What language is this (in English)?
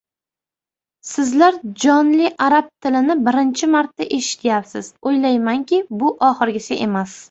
Uzbek